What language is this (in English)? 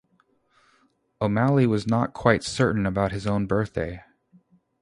English